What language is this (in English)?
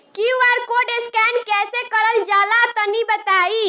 Bhojpuri